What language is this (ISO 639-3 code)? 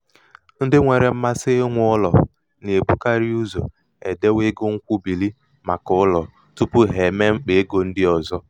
ibo